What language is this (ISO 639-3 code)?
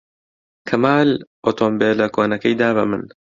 ckb